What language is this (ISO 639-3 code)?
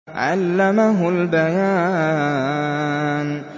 ara